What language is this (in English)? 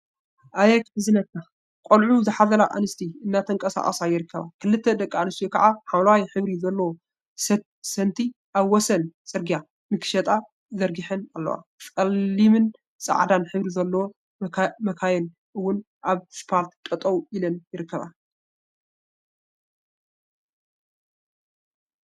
Tigrinya